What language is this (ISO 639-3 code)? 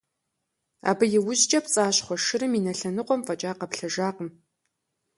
kbd